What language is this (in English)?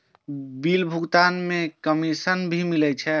Maithili